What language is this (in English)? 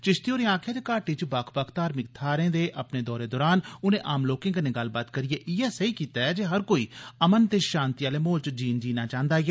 Dogri